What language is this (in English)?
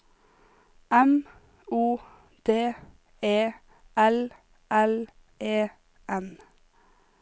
Norwegian